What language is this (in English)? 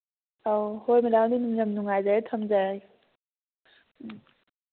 Manipuri